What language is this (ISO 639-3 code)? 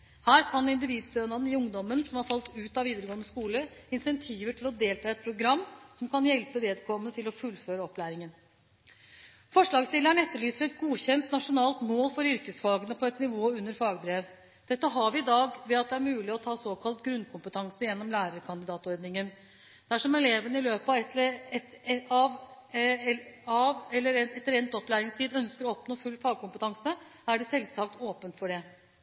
nob